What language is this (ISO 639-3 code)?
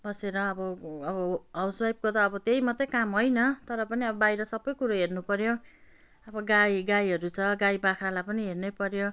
nep